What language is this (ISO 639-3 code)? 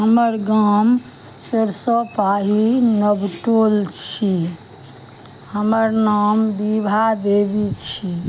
mai